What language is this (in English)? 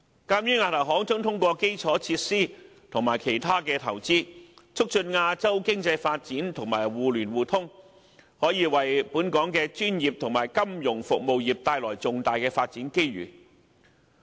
Cantonese